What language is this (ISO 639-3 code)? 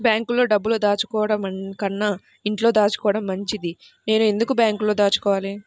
tel